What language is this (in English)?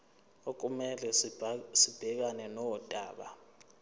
Zulu